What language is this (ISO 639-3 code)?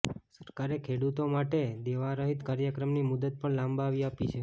guj